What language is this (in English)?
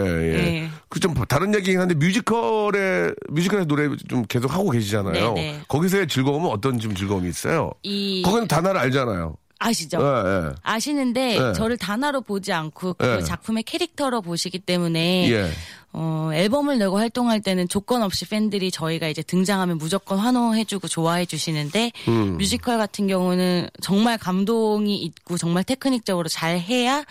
Korean